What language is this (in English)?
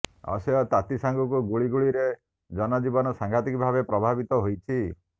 Odia